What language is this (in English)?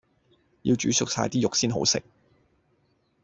Cantonese